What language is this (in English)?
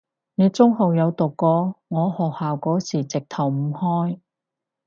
Cantonese